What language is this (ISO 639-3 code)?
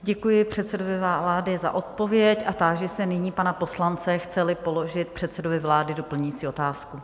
ces